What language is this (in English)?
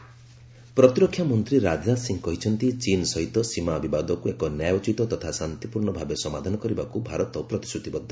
Odia